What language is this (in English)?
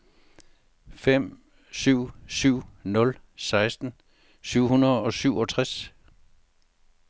Danish